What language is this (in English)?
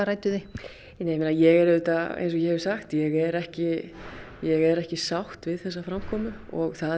Icelandic